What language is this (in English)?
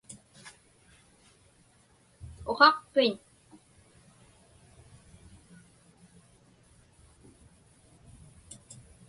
Inupiaq